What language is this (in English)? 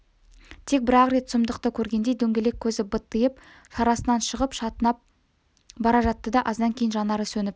Kazakh